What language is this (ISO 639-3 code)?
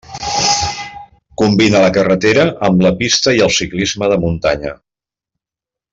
cat